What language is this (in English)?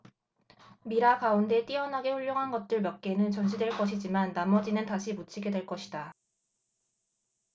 Korean